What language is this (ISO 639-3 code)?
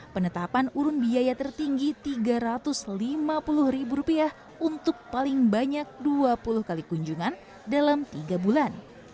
ind